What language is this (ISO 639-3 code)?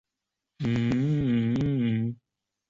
zho